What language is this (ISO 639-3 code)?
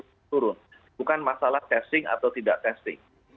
ind